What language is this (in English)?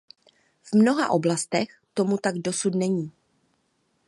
Czech